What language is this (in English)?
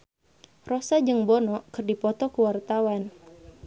Sundanese